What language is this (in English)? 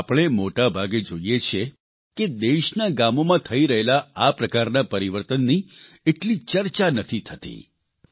Gujarati